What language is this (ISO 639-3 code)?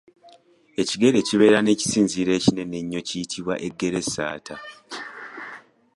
lug